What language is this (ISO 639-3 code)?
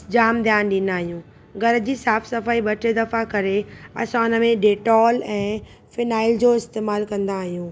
snd